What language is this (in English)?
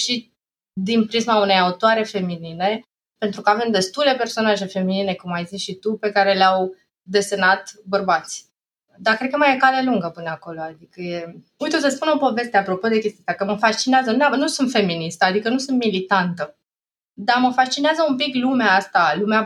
Romanian